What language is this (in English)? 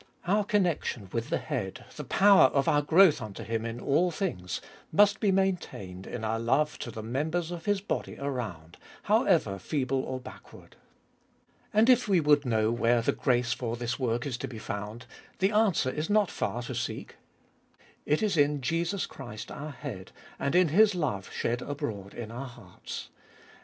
English